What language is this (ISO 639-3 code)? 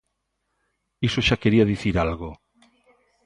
glg